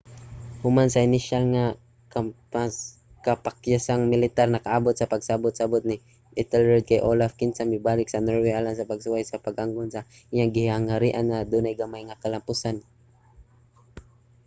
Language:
Cebuano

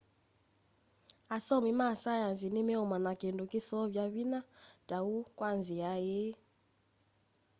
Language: Kamba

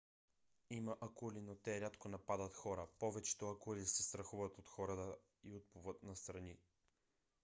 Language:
Bulgarian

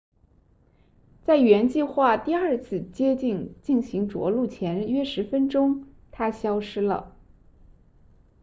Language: Chinese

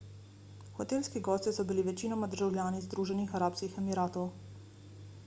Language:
Slovenian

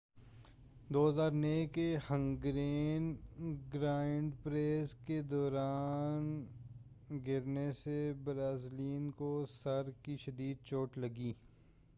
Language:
Urdu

